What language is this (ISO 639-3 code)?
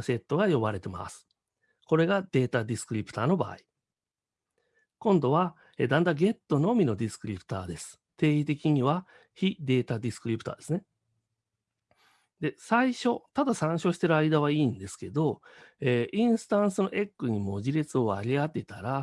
jpn